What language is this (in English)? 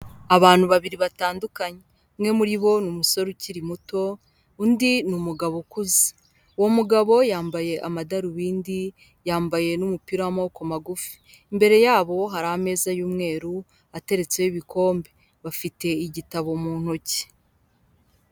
Kinyarwanda